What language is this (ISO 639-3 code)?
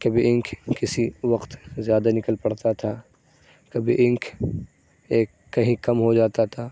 urd